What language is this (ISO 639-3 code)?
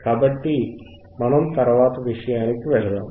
tel